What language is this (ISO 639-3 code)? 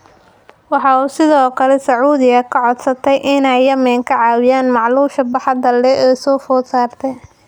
som